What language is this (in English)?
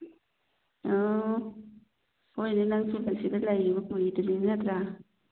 Manipuri